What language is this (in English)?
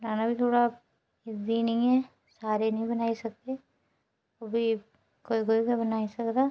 Dogri